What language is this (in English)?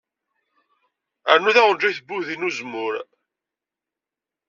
Kabyle